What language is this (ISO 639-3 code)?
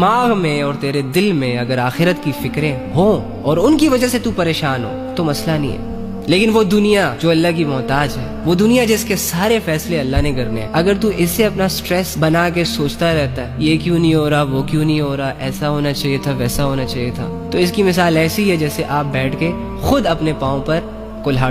hin